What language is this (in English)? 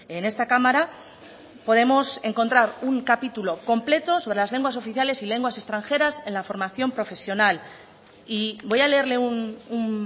Spanish